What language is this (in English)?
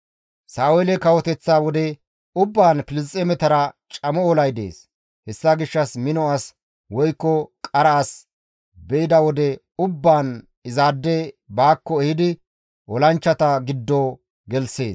Gamo